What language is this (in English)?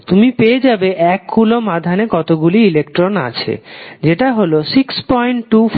Bangla